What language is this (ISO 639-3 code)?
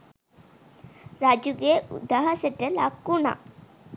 sin